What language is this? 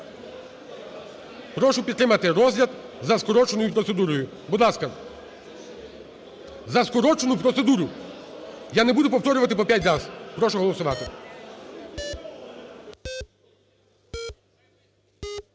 Ukrainian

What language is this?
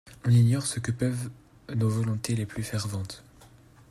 French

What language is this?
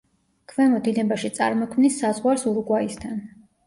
Georgian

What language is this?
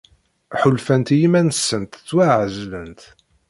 Kabyle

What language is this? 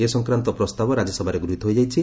Odia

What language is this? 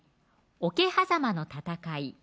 Japanese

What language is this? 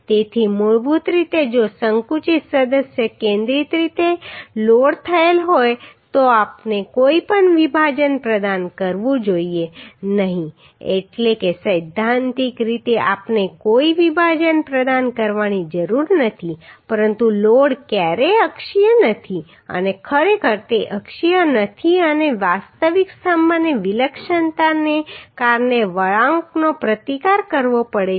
Gujarati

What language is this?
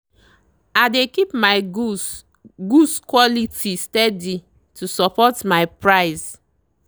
Nigerian Pidgin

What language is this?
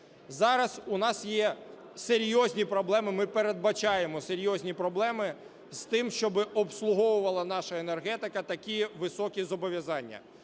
Ukrainian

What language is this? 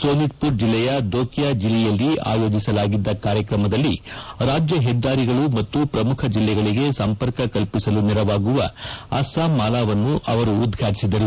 Kannada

